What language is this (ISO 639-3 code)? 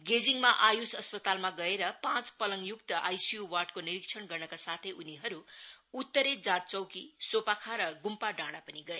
nep